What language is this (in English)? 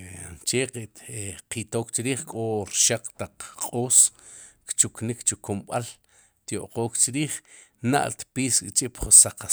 Sipacapense